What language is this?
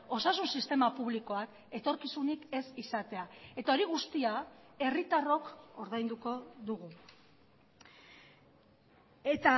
Basque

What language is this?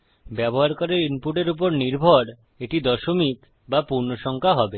Bangla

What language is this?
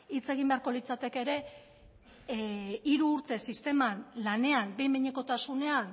Basque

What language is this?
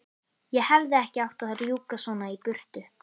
Icelandic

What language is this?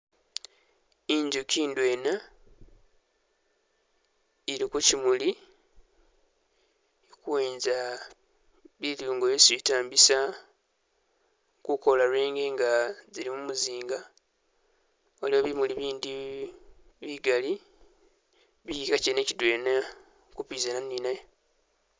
Masaaba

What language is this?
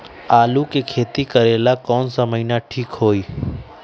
Magahi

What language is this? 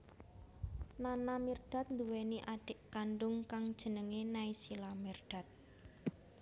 Javanese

